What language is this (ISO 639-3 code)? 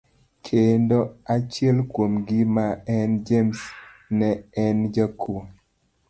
luo